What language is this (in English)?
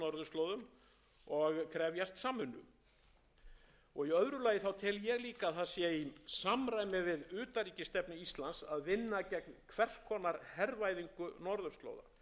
Icelandic